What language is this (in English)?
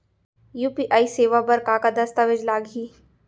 Chhattisgarhi